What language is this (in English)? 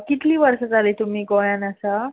Konkani